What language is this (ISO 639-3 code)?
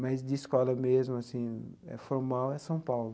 por